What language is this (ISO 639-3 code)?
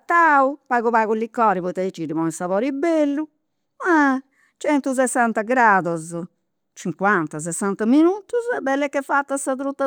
sro